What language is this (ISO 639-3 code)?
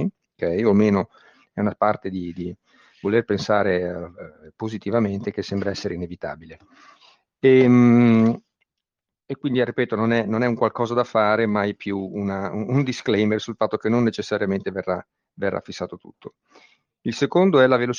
ita